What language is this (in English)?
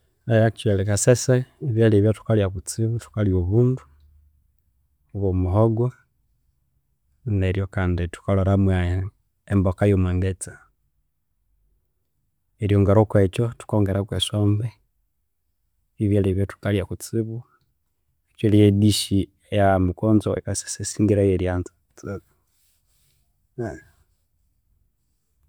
Konzo